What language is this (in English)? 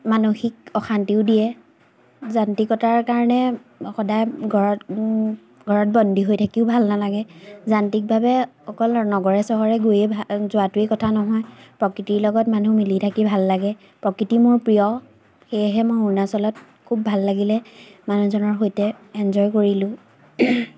Assamese